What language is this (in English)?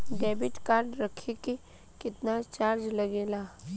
Bhojpuri